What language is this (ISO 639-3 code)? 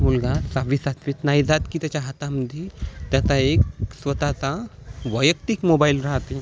mar